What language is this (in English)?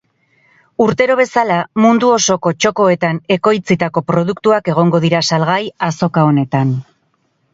Basque